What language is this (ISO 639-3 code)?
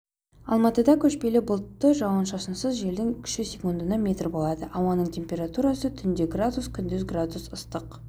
kaz